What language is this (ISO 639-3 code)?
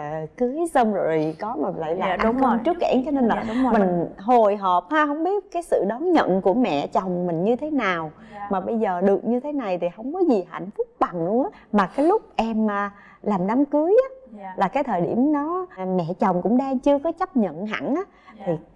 vie